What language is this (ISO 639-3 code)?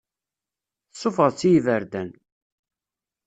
kab